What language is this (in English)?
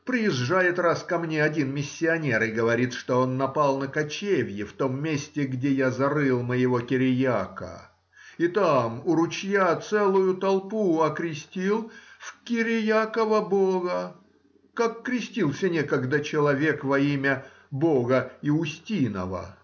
Russian